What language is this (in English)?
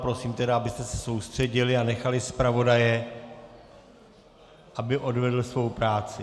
Czech